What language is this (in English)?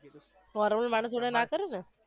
Gujarati